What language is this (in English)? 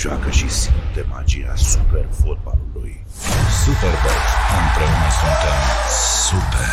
Romanian